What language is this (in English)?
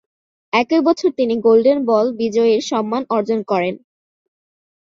Bangla